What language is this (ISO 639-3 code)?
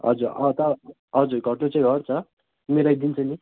nep